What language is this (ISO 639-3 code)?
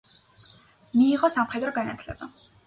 kat